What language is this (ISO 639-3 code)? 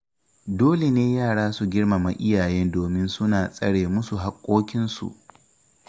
hau